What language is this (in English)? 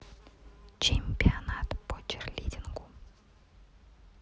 Russian